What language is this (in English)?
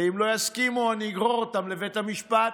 Hebrew